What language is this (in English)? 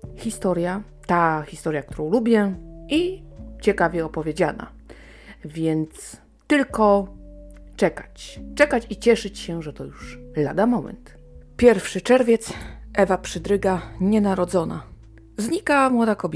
Polish